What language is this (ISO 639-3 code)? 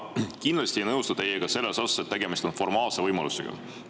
est